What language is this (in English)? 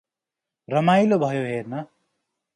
Nepali